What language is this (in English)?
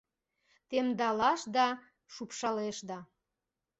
Mari